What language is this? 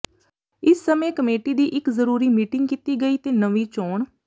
Punjabi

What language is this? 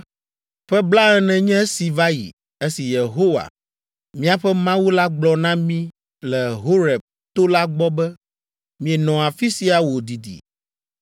Ewe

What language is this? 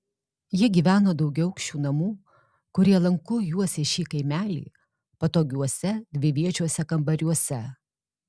Lithuanian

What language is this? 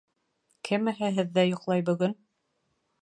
Bashkir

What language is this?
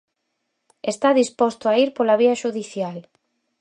Galician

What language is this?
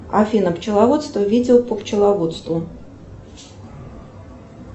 Russian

